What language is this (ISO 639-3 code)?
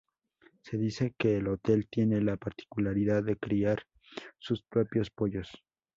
spa